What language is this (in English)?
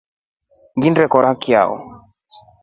Rombo